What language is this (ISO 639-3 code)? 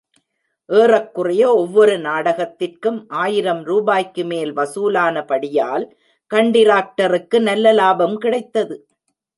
tam